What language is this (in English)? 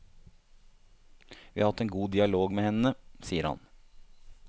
Norwegian